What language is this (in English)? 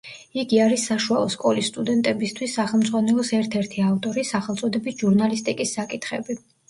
Georgian